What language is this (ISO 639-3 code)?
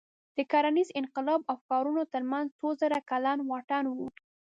pus